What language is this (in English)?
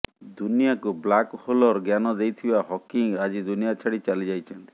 Odia